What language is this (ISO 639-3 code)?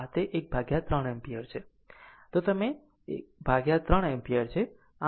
guj